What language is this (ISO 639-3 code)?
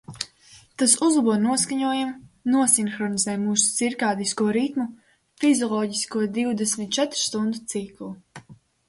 lav